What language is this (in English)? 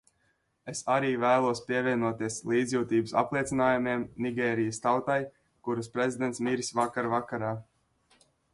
Latvian